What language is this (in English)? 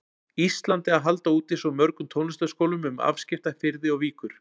Icelandic